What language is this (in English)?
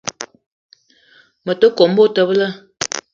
Eton (Cameroon)